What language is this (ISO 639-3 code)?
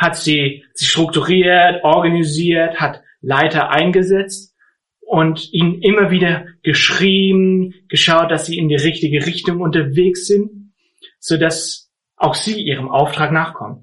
deu